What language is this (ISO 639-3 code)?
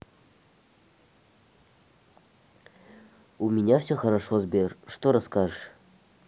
rus